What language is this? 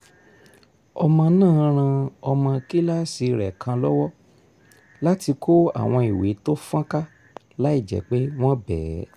Yoruba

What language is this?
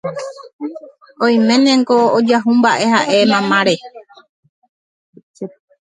Guarani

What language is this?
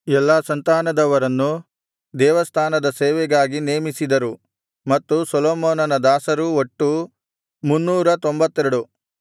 Kannada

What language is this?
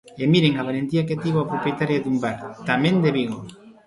Galician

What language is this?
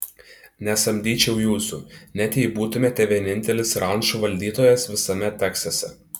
Lithuanian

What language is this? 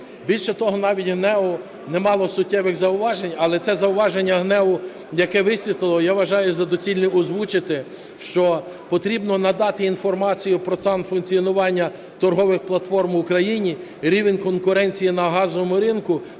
Ukrainian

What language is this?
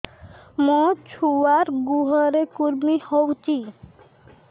Odia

